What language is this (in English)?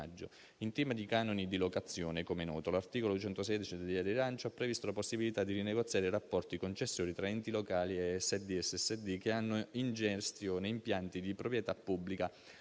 Italian